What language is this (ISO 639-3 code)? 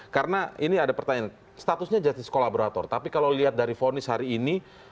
ind